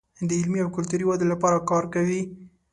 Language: Pashto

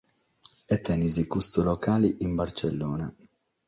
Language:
Sardinian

